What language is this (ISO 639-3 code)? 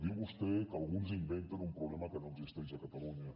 cat